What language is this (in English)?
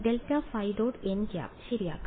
Malayalam